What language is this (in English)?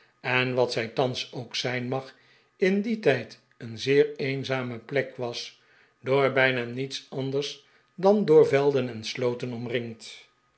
Dutch